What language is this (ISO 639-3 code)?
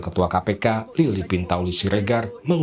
ind